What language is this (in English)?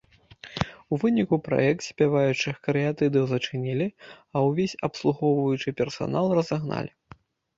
Belarusian